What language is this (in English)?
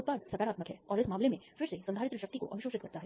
Hindi